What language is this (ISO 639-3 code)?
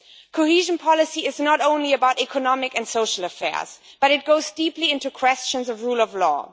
eng